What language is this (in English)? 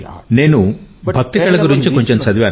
Telugu